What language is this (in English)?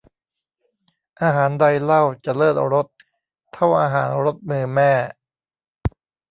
Thai